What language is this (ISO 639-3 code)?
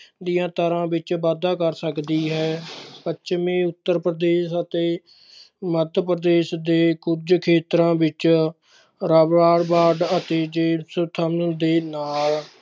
pan